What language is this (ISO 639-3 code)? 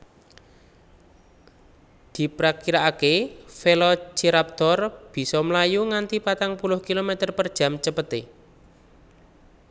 jav